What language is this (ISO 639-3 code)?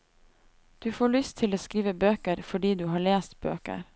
nor